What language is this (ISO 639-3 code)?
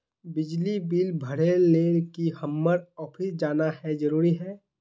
mag